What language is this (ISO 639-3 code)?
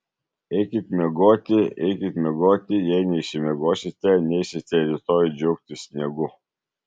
lit